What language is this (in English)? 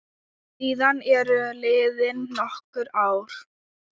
Icelandic